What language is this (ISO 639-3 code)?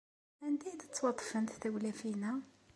kab